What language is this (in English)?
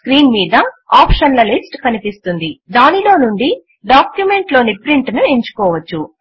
Telugu